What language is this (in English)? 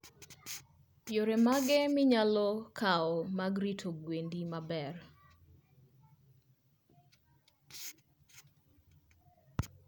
Luo (Kenya and Tanzania)